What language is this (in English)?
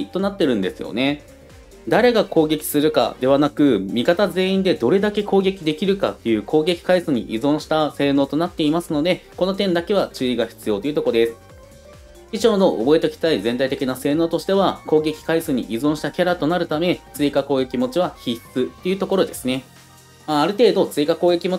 Japanese